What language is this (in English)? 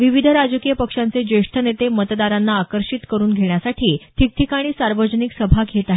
Marathi